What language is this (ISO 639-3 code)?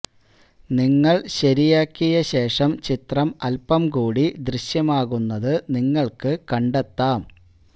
mal